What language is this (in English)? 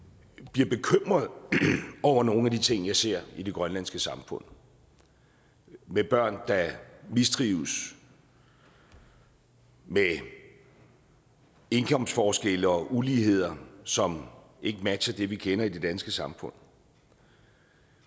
Danish